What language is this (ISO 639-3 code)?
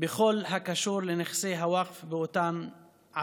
heb